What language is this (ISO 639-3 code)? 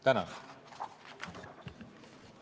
est